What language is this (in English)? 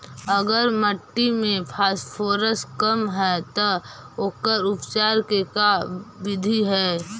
Magahi